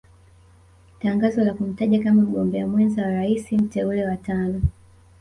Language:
Swahili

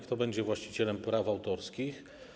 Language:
Polish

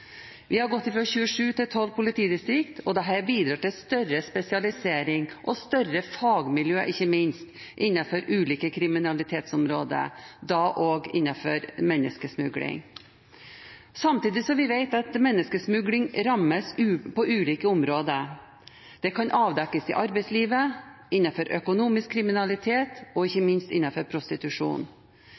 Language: Norwegian Bokmål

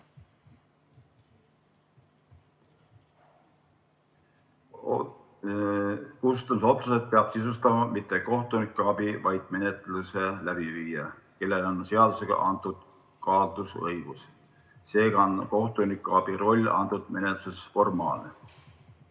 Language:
Estonian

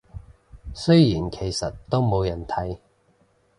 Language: Cantonese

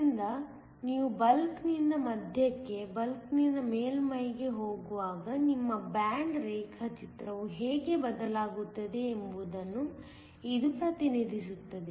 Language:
Kannada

